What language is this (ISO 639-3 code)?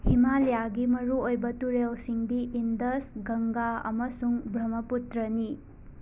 mni